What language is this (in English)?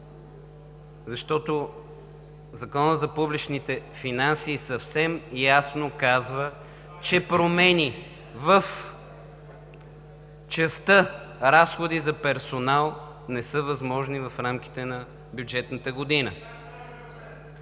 Bulgarian